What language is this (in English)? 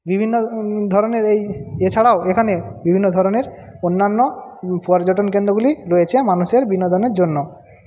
Bangla